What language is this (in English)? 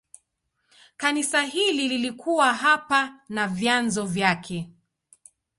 Swahili